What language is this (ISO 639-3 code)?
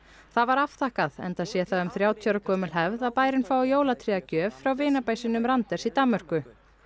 isl